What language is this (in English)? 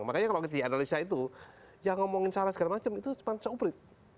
Indonesian